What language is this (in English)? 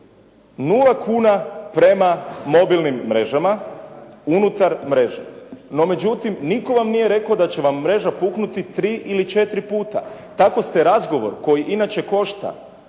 Croatian